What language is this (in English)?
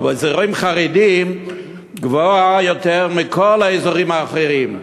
Hebrew